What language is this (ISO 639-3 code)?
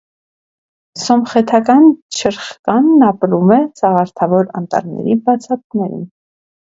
hye